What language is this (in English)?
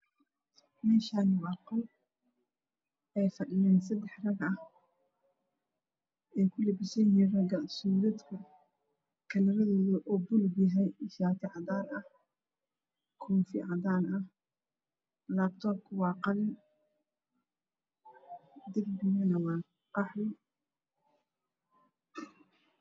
Somali